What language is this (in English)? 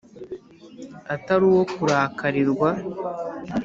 Kinyarwanda